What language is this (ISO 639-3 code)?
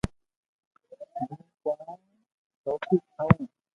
lrk